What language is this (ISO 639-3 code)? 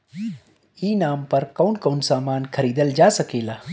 bho